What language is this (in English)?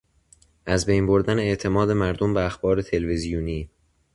Persian